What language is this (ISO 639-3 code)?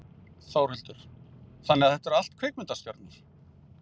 isl